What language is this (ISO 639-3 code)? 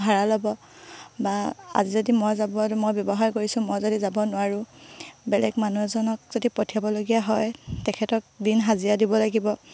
asm